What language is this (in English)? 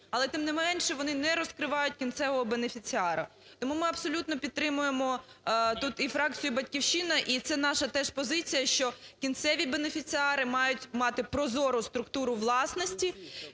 Ukrainian